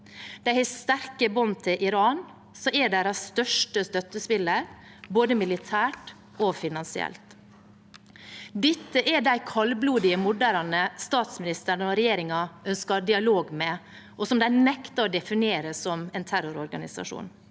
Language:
Norwegian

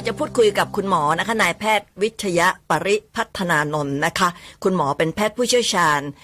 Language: Thai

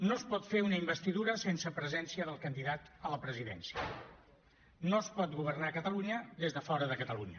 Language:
Catalan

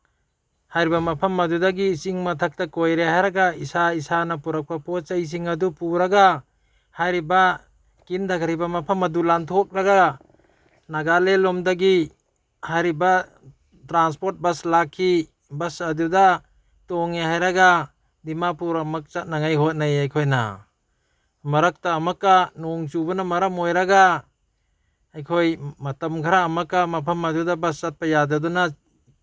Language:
Manipuri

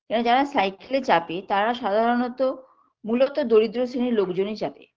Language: Bangla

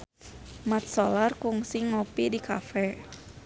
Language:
Sundanese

